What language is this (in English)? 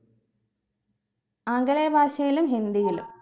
Malayalam